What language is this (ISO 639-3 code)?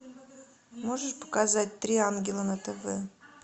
rus